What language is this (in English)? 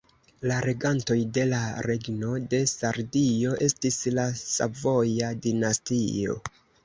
Esperanto